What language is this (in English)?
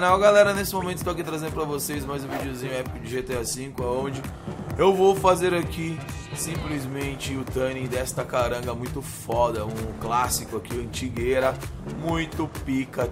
Portuguese